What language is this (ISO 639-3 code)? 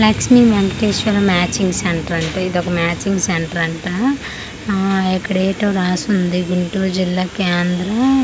tel